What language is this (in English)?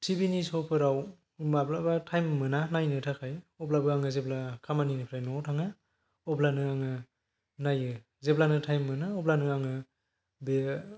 Bodo